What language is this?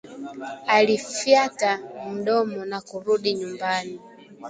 Swahili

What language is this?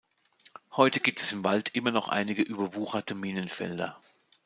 German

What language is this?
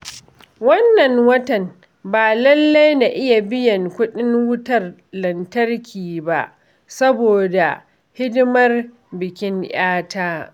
Hausa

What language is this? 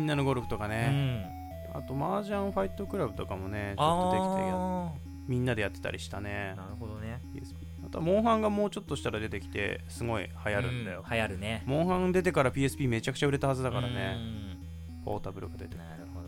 Japanese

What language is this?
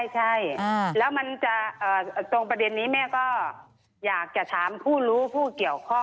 Thai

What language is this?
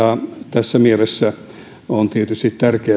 Finnish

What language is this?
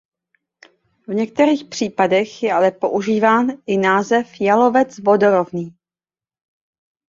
Czech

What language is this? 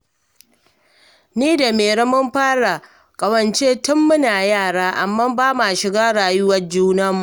Hausa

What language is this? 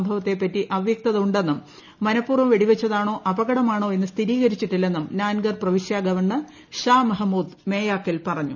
Malayalam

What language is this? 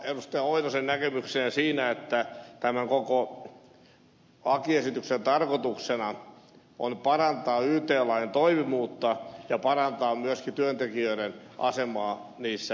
Finnish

